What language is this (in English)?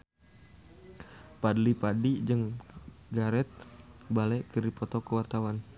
Sundanese